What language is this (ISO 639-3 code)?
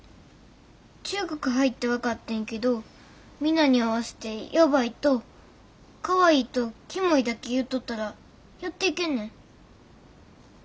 jpn